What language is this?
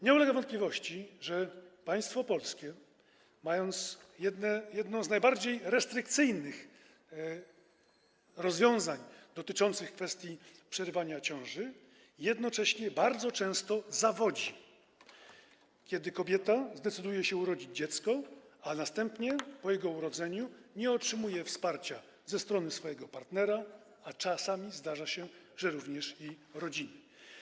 Polish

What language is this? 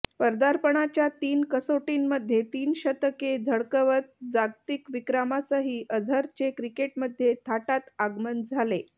Marathi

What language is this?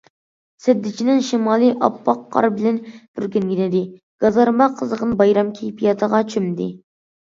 Uyghur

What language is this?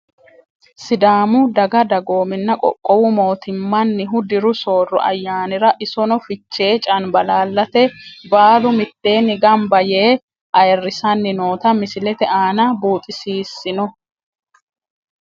Sidamo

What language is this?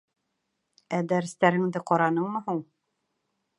Bashkir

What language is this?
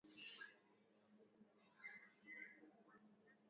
Swahili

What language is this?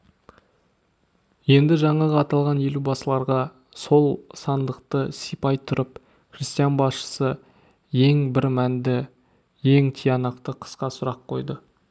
Kazakh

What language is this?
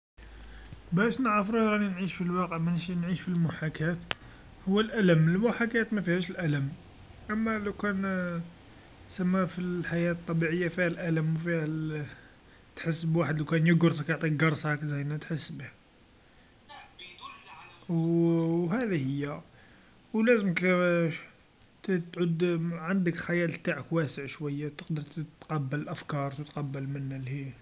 Algerian Arabic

